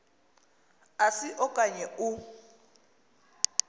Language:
Xhosa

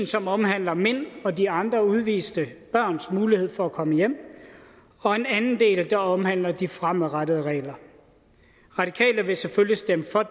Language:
Danish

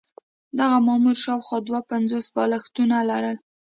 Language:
Pashto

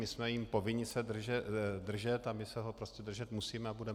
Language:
Czech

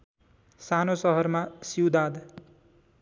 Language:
Nepali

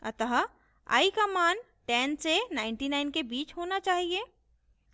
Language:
Hindi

